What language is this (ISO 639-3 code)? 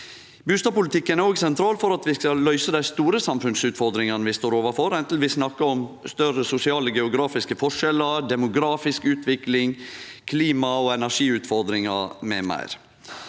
nor